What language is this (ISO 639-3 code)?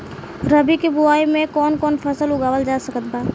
bho